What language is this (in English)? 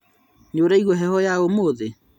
Kikuyu